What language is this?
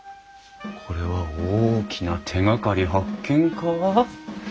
Japanese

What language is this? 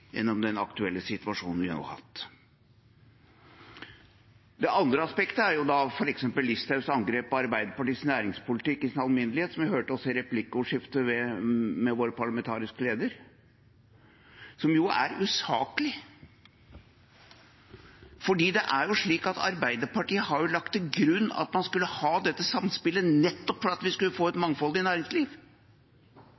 Norwegian Bokmål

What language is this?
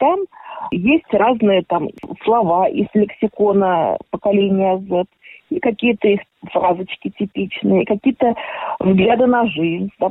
Russian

